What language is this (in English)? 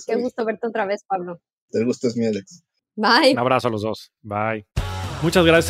Spanish